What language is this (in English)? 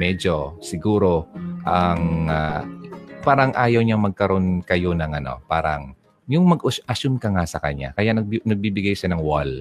Filipino